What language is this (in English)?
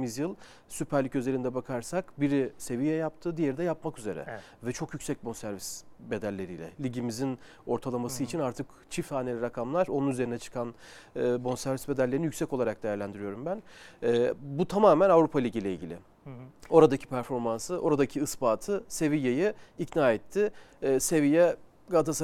Turkish